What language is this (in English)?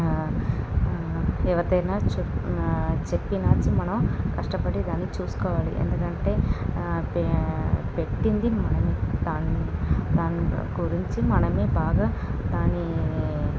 Telugu